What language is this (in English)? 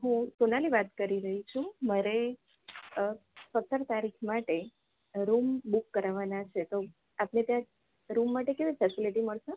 Gujarati